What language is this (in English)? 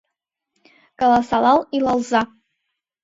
Mari